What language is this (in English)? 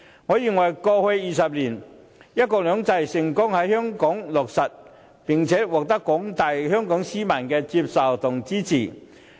Cantonese